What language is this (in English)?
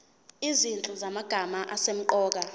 Zulu